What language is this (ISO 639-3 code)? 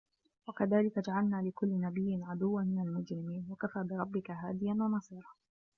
ara